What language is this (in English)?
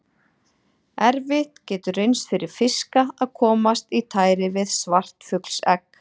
Icelandic